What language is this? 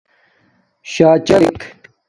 Domaaki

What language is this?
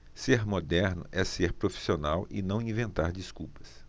Portuguese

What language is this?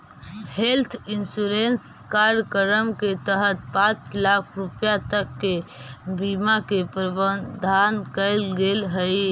Magahi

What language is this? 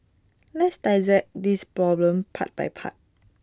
English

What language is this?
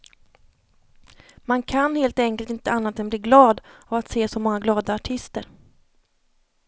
Swedish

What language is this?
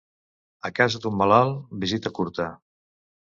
Catalan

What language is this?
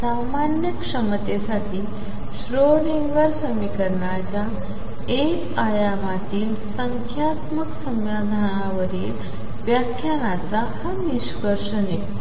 Marathi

